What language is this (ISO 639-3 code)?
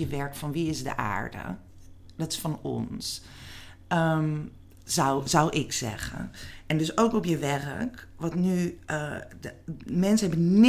nld